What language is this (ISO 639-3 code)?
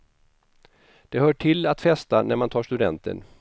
swe